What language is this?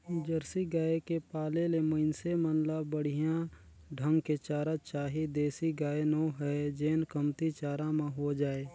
Chhattisgarhi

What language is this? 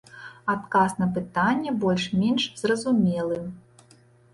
Belarusian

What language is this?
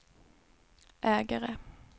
Swedish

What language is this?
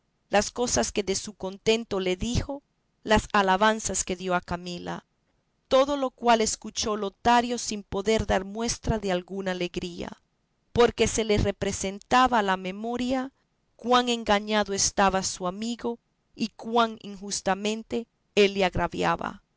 Spanish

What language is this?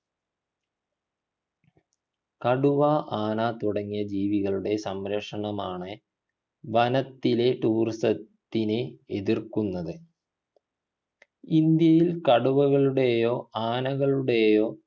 Malayalam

